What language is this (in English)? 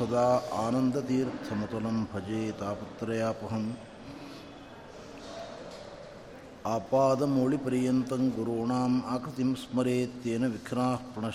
Kannada